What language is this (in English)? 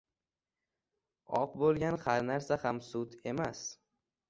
Uzbek